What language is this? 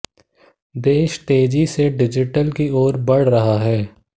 Hindi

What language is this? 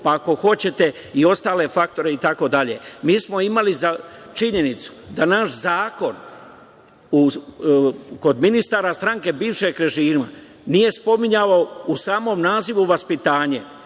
Serbian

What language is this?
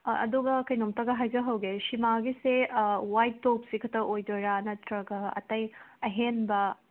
Manipuri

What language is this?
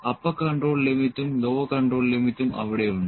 Malayalam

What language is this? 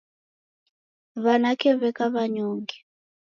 Taita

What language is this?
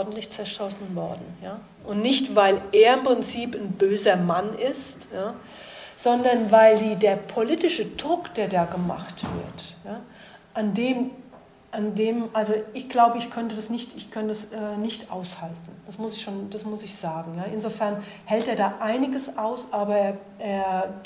German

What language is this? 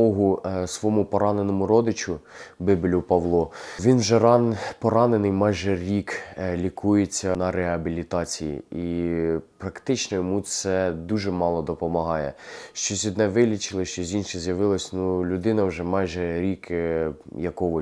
Ukrainian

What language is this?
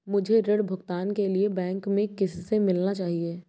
Hindi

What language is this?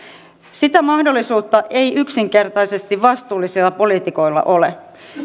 Finnish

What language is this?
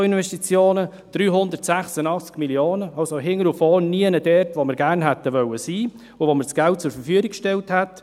Swiss German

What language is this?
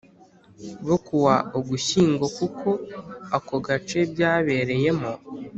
Kinyarwanda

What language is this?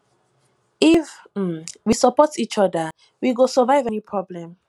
Nigerian Pidgin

